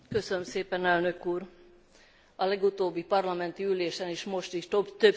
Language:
Hungarian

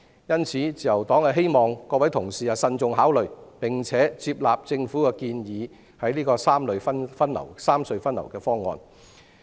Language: Cantonese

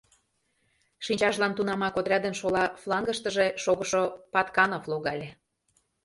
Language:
Mari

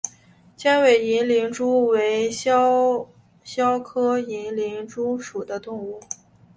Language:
Chinese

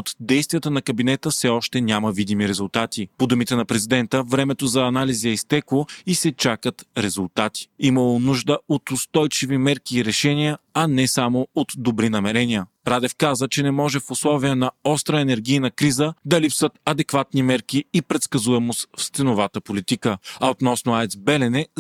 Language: Bulgarian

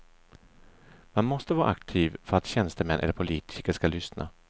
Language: Swedish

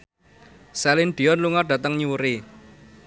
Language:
Javanese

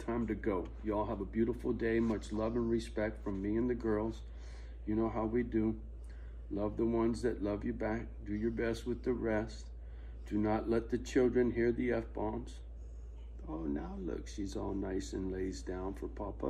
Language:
English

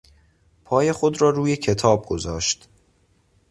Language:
Persian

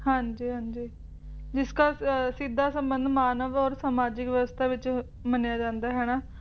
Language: Punjabi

